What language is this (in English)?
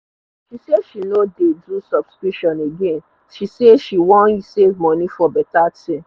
Nigerian Pidgin